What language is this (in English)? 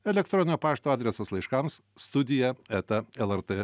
Lithuanian